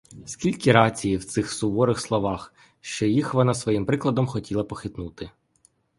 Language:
Ukrainian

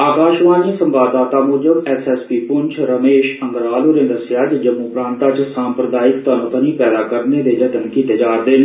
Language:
Dogri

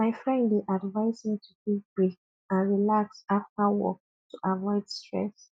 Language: Nigerian Pidgin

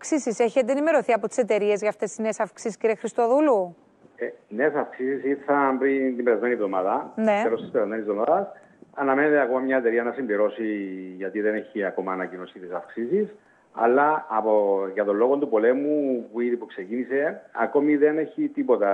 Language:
Greek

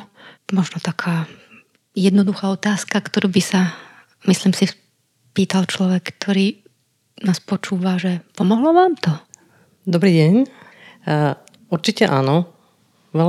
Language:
Slovak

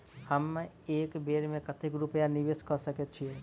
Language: Maithili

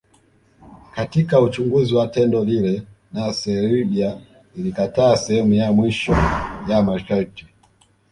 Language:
Swahili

